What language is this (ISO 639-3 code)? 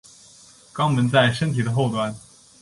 zho